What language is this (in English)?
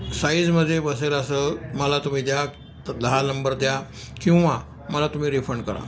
Marathi